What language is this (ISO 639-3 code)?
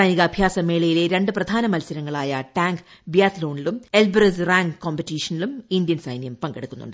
mal